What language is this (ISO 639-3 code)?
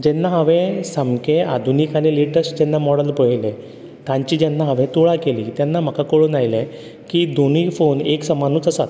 kok